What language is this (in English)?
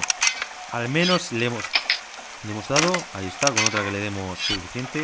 Spanish